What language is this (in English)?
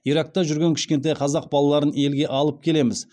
Kazakh